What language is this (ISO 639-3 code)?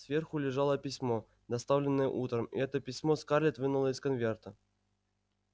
rus